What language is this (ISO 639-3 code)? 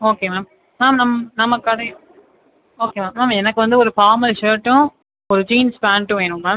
tam